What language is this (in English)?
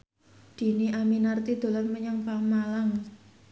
Javanese